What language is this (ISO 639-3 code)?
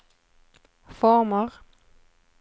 swe